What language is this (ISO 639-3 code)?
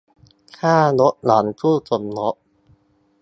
tha